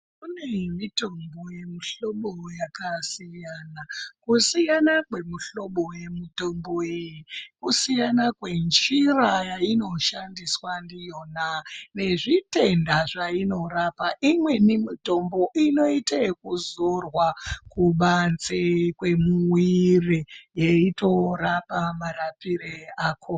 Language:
Ndau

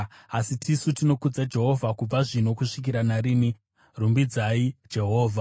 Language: Shona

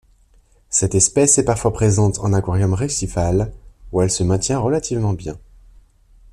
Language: French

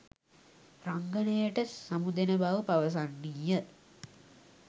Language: Sinhala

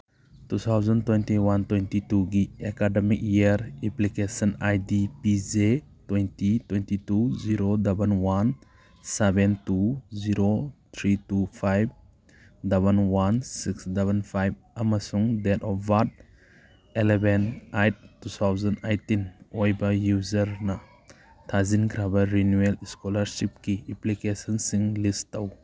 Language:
Manipuri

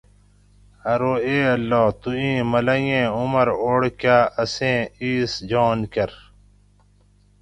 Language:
Gawri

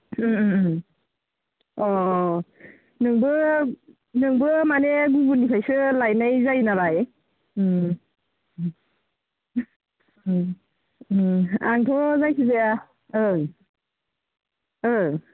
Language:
Bodo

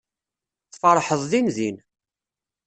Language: Kabyle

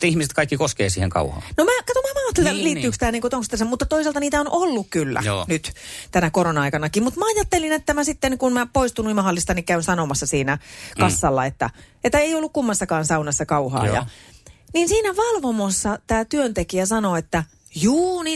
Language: Finnish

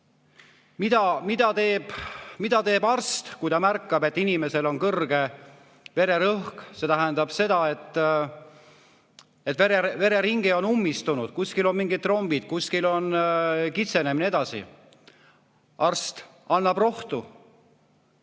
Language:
Estonian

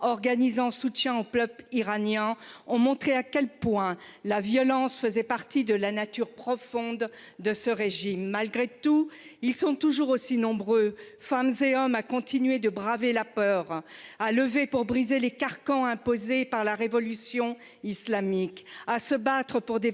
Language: French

